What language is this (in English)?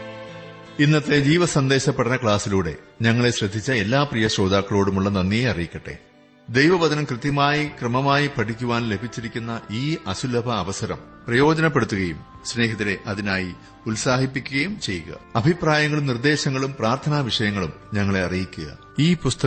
Malayalam